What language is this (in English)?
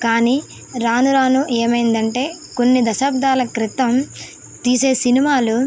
Telugu